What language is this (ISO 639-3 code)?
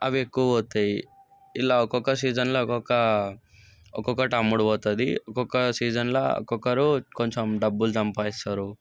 tel